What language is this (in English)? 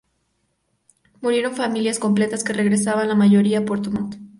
Spanish